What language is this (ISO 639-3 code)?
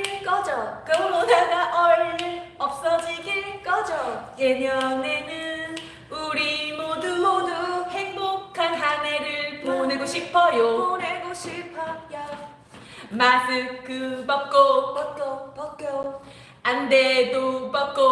kor